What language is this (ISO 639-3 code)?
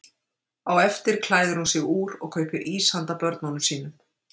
isl